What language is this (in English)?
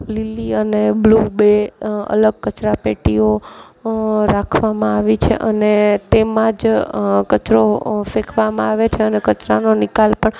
Gujarati